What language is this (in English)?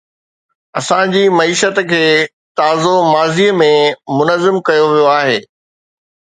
Sindhi